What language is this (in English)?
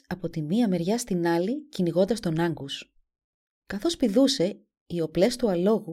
Greek